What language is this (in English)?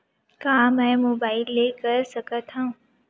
Chhattisgarhi